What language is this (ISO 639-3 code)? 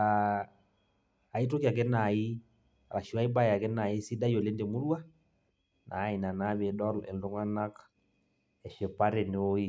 mas